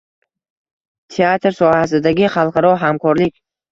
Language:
Uzbek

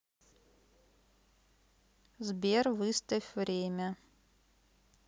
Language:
Russian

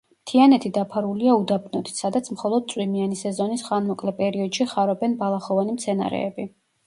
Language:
Georgian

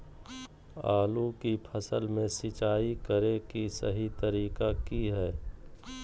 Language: Magahi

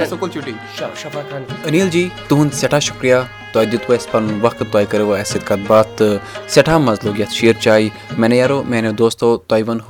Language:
Urdu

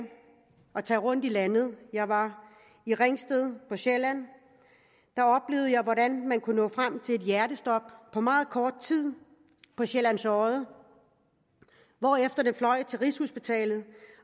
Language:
Danish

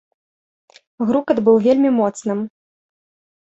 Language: Belarusian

